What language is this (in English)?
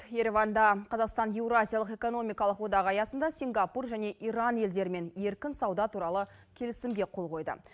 Kazakh